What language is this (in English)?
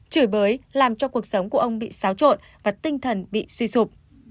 Vietnamese